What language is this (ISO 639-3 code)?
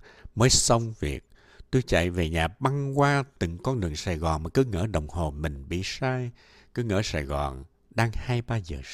vie